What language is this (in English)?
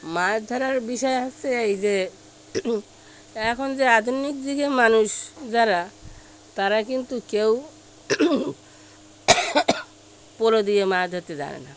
Bangla